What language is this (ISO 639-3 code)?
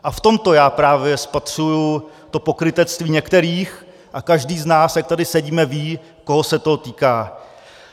ces